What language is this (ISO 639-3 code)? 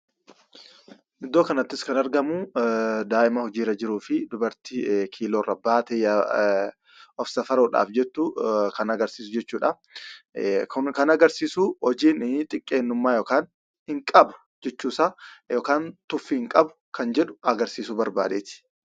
orm